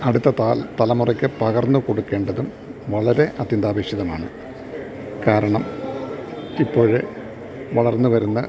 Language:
Malayalam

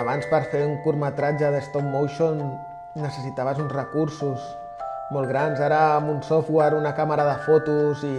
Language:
Catalan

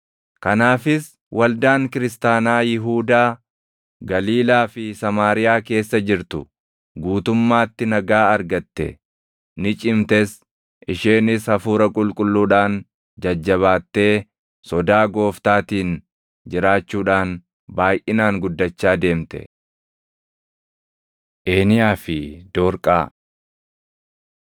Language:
Oromo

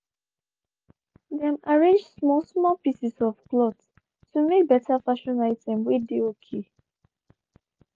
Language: Nigerian Pidgin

